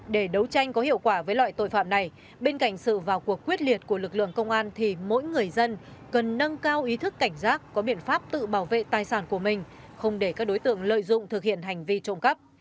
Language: Vietnamese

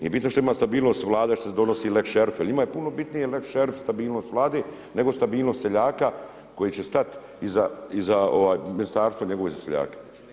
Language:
Croatian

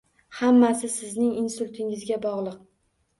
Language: Uzbek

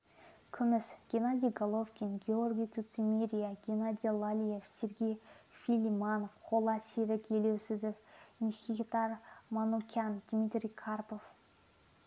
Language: Kazakh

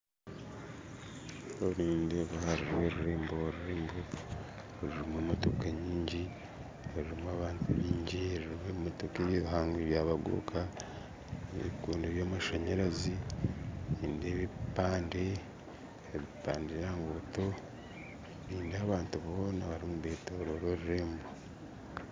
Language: Nyankole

